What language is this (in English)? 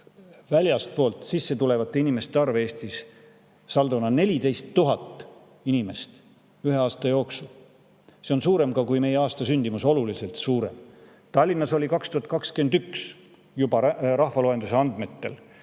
Estonian